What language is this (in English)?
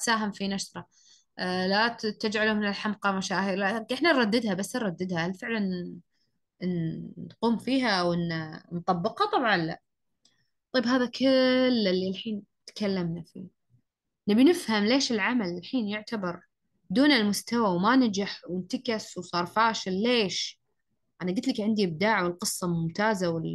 Arabic